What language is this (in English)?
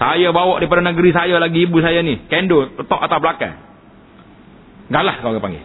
Malay